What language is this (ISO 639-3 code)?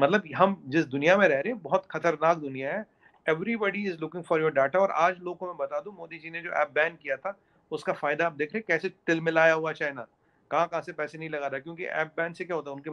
hin